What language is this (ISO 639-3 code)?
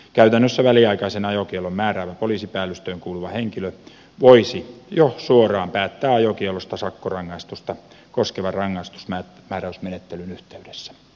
fin